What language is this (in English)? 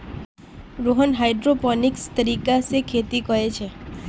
Magahi